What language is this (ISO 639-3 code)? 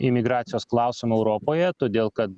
lit